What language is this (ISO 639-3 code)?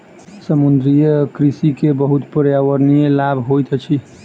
mai